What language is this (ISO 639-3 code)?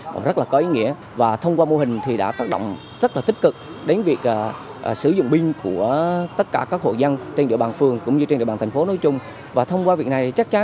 vie